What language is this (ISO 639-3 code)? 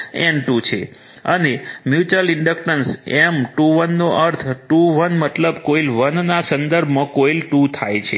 guj